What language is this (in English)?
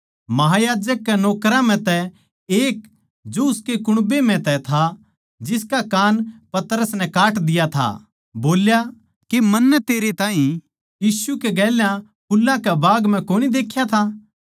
Haryanvi